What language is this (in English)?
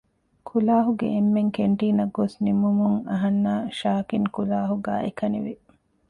Divehi